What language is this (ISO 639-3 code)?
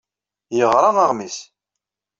kab